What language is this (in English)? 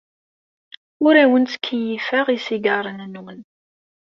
Kabyle